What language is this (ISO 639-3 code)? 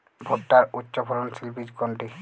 ben